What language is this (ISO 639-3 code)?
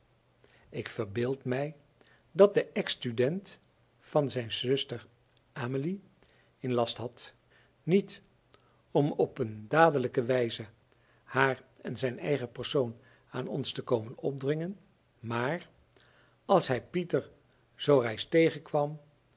nld